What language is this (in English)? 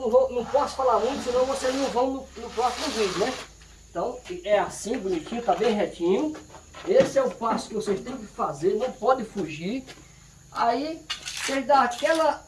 Portuguese